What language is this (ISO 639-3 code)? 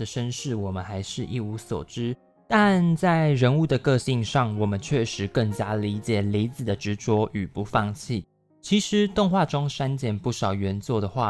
zho